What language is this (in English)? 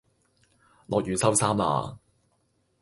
Cantonese